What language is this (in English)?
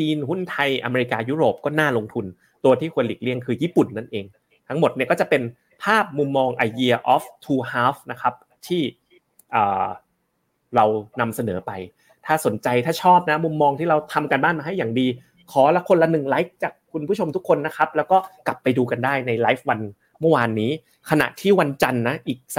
Thai